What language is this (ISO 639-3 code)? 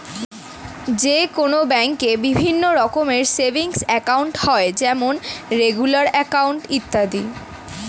ben